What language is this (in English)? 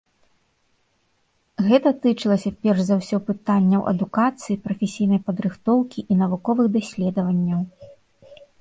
Belarusian